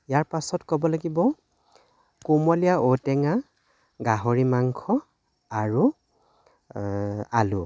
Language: Assamese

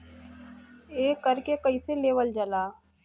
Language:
Bhojpuri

